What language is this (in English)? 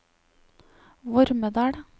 Norwegian